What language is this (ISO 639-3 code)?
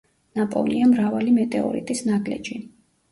kat